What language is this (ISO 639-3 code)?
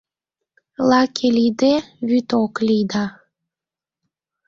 chm